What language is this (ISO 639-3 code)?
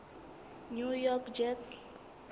sot